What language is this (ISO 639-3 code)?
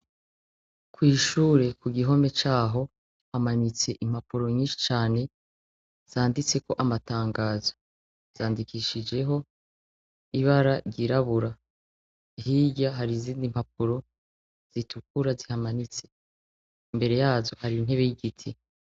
run